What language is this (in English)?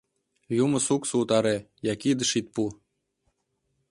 Mari